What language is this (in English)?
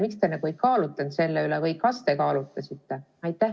Estonian